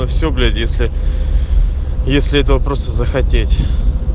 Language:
Russian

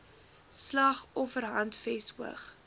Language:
Afrikaans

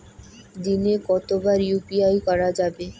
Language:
Bangla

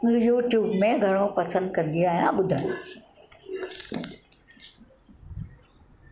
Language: Sindhi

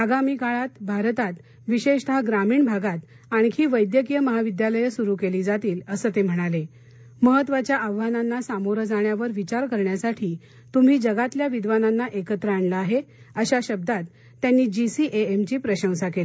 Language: Marathi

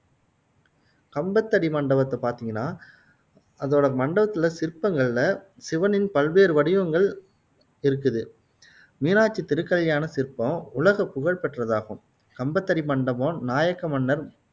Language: Tamil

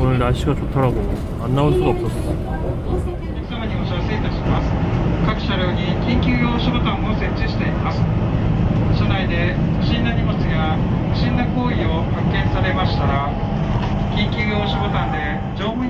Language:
Korean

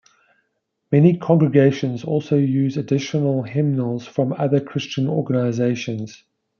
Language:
English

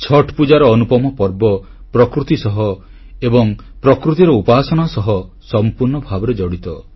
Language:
Odia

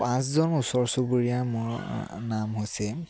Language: Assamese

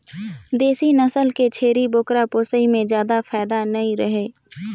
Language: Chhattisgarhi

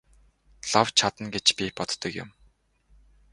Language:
Mongolian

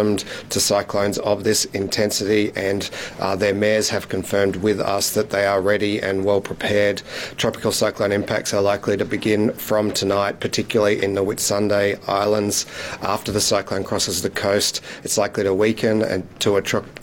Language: Arabic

